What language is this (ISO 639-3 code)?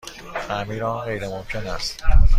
fas